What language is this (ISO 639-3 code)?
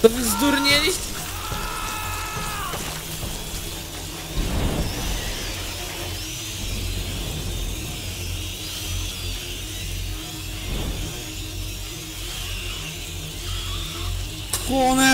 pol